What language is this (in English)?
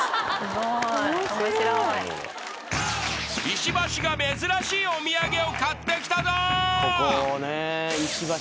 Japanese